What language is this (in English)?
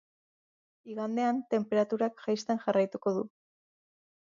Basque